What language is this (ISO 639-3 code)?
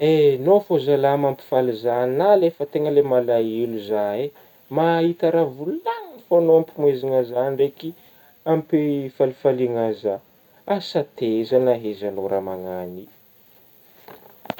bmm